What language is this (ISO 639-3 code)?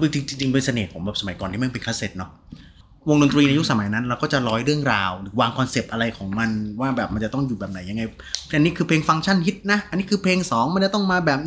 tha